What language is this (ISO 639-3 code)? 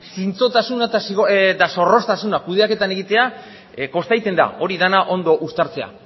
eus